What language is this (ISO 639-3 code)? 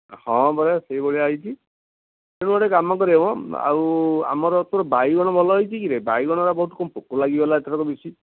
ori